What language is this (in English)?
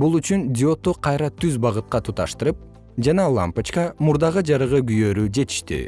Kyrgyz